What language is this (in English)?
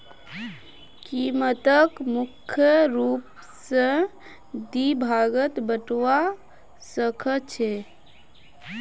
Magahi